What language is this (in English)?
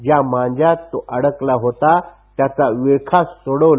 Marathi